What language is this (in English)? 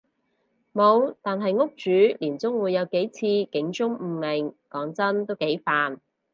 Cantonese